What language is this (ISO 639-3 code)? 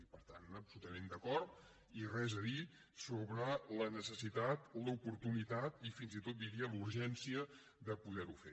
cat